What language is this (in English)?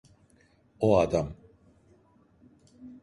Turkish